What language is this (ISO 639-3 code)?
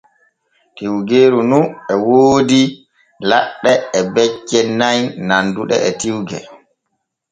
fue